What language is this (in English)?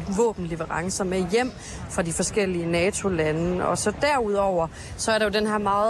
Danish